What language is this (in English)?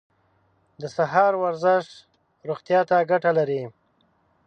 Pashto